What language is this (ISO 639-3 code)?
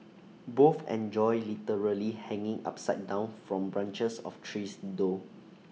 eng